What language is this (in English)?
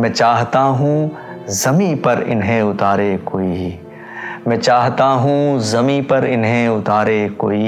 Urdu